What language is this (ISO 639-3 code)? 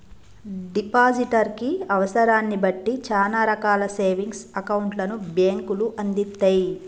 tel